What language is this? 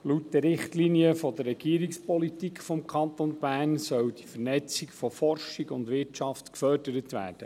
Swiss German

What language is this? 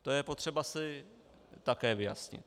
Czech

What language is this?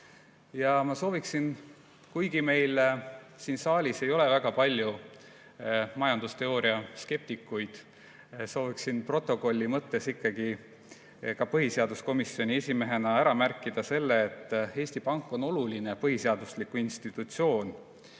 Estonian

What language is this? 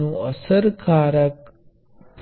Gujarati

